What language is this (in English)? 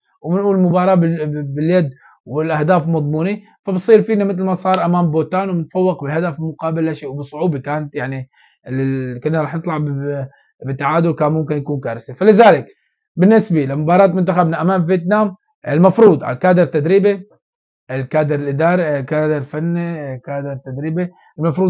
Arabic